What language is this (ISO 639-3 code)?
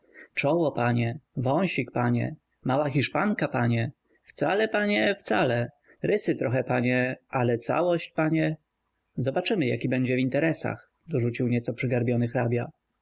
pol